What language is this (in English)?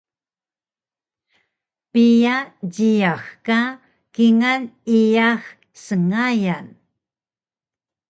Taroko